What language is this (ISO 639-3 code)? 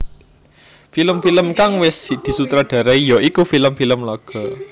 jav